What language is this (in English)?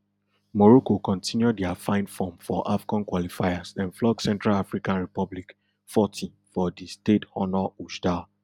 Nigerian Pidgin